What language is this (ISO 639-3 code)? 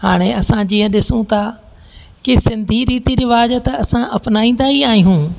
snd